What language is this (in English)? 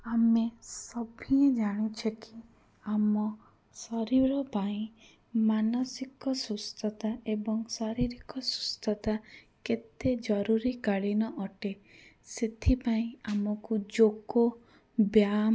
Odia